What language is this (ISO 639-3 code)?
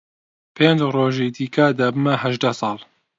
ckb